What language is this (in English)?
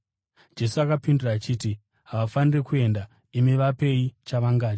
Shona